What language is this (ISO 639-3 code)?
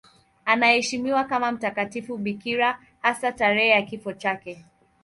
swa